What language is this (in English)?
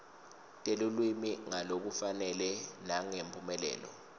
Swati